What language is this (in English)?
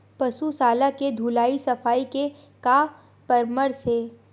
Chhattisgarhi